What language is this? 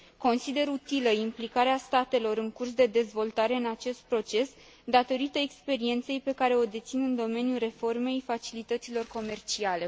Romanian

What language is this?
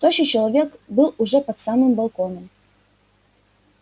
Russian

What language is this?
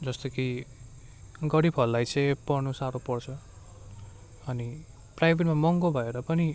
Nepali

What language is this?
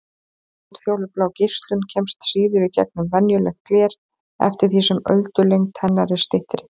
Icelandic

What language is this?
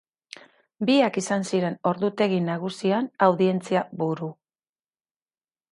Basque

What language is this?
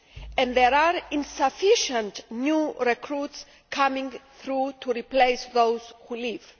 English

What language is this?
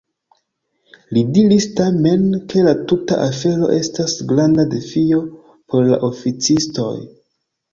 Esperanto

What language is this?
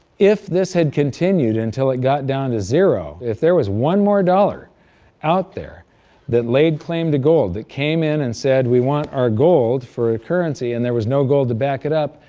English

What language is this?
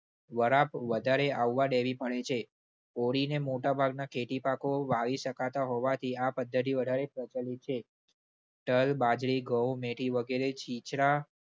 Gujarati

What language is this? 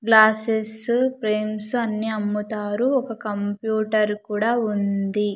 Telugu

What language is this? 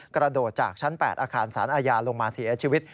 Thai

